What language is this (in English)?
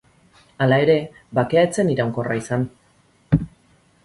Basque